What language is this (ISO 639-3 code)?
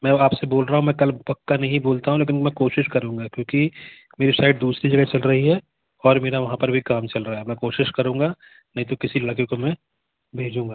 hin